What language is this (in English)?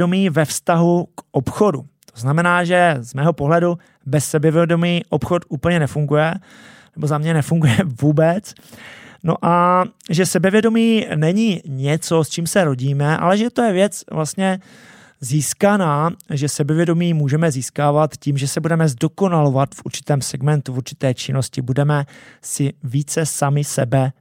Czech